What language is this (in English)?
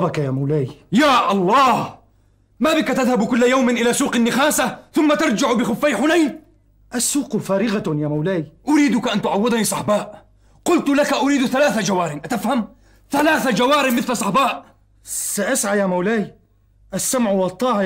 Arabic